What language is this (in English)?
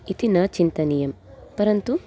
Sanskrit